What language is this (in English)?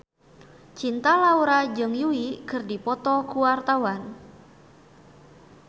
Sundanese